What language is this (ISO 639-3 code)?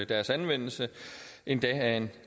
dan